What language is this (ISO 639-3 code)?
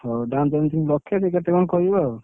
ori